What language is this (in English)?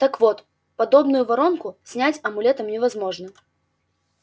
Russian